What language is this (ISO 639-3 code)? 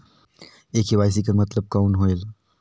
hne